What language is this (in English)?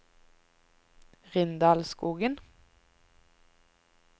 Norwegian